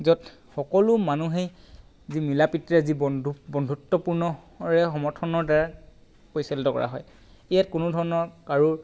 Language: Assamese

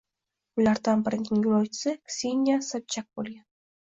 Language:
Uzbek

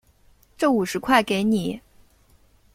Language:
Chinese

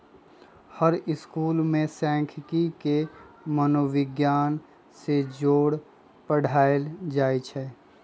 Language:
Magahi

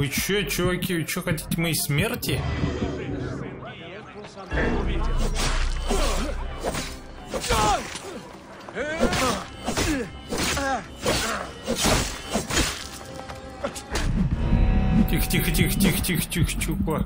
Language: Russian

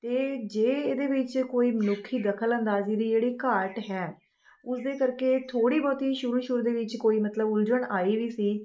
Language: Punjabi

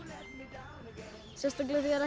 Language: Icelandic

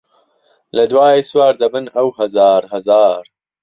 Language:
Central Kurdish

